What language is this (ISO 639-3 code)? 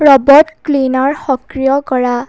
asm